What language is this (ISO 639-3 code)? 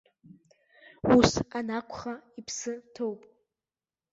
abk